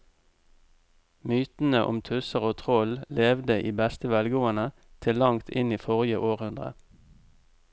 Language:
Norwegian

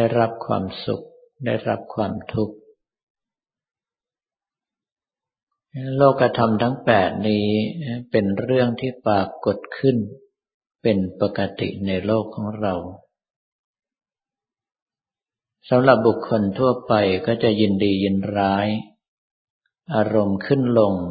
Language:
Thai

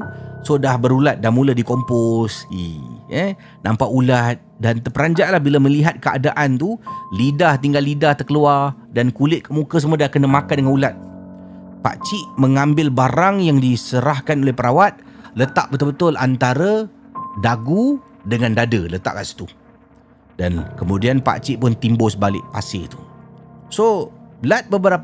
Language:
Malay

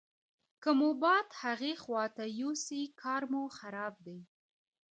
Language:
Pashto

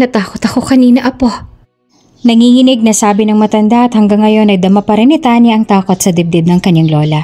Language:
Filipino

